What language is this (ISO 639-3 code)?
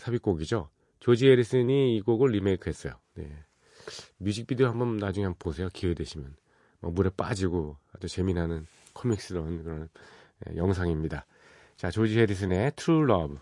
kor